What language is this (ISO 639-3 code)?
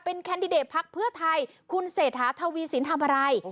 tha